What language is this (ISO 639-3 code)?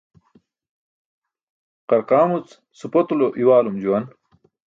bsk